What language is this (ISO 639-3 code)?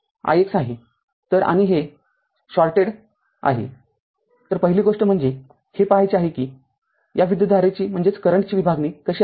mar